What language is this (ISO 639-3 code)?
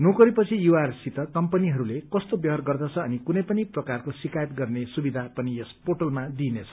nep